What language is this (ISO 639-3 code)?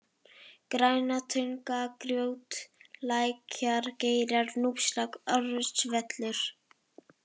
isl